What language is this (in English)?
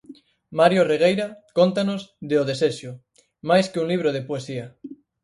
Galician